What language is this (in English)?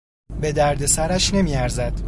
Persian